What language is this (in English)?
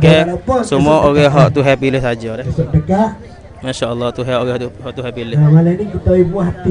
Malay